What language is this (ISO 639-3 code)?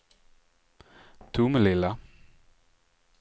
swe